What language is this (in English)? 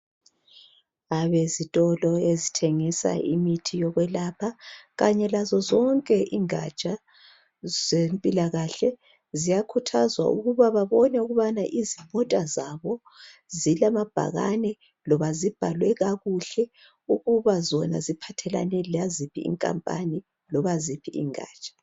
North Ndebele